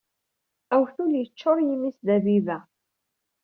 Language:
Kabyle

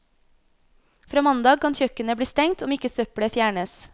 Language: Norwegian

